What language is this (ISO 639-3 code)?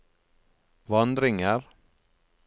nor